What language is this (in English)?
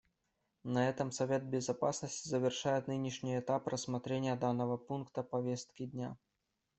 Russian